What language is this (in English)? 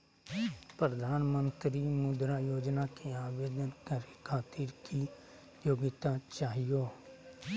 Magahi